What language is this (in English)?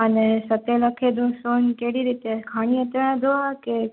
Sindhi